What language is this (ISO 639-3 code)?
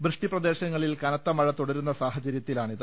mal